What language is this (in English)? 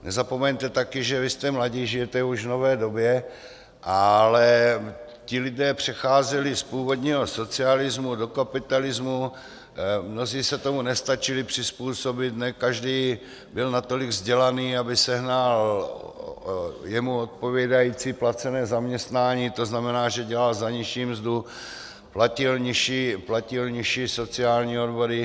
Czech